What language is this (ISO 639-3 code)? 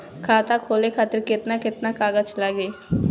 bho